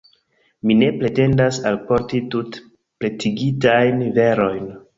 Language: Esperanto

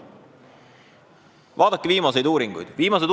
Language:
Estonian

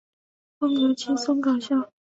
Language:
Chinese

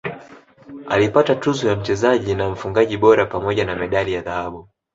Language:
Swahili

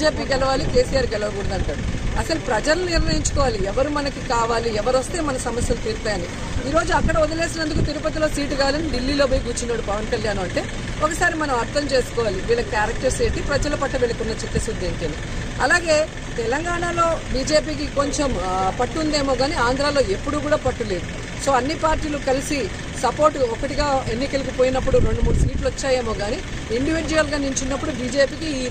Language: Hindi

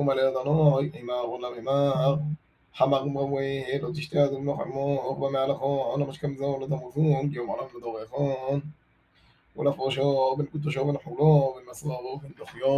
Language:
Hebrew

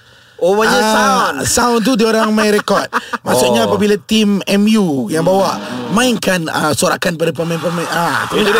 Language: Malay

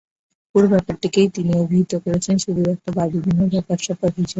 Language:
Bangla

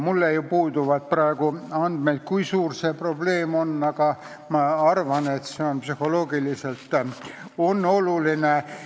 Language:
Estonian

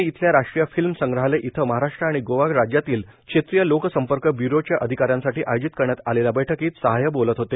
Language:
Marathi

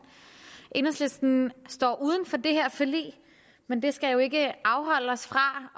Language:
Danish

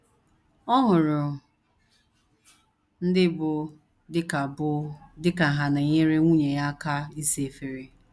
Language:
Igbo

